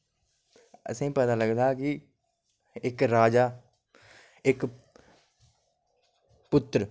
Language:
Dogri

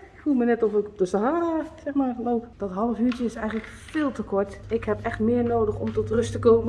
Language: Dutch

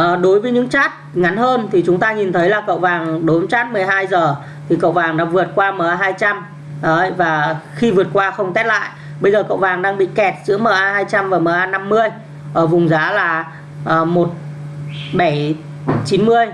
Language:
Vietnamese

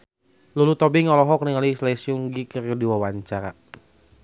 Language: Sundanese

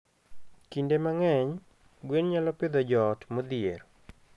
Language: Luo (Kenya and Tanzania)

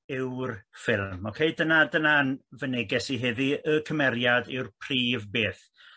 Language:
Welsh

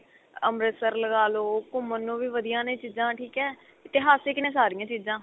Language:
Punjabi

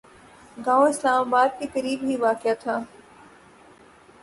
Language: Urdu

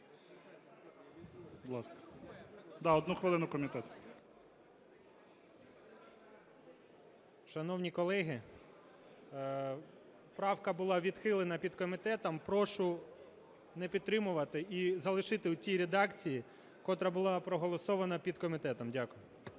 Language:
Ukrainian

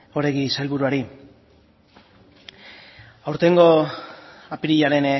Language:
Basque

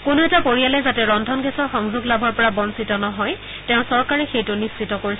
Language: Assamese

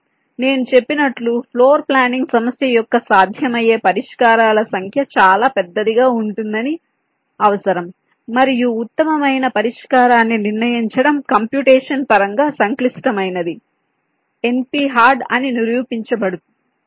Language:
Telugu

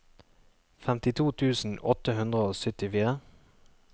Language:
Norwegian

